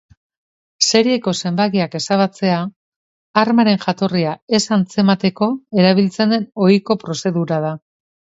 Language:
Basque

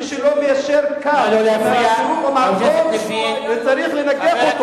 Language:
Hebrew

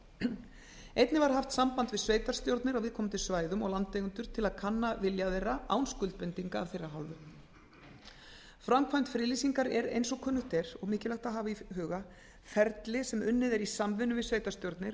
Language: Icelandic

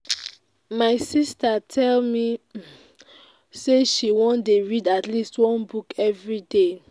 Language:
Nigerian Pidgin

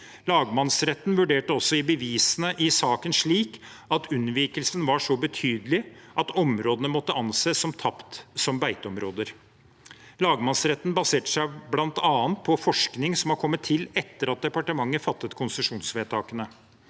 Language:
Norwegian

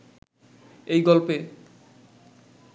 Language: Bangla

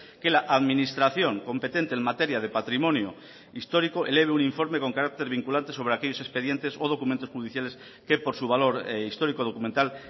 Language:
Spanish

